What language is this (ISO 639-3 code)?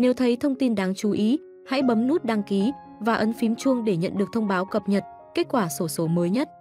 vie